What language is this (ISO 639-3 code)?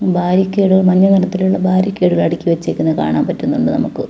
mal